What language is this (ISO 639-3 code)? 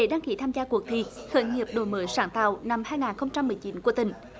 vie